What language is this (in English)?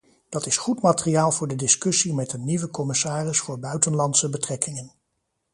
Dutch